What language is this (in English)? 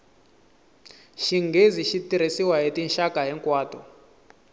Tsonga